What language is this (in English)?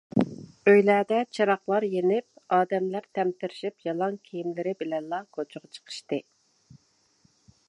Uyghur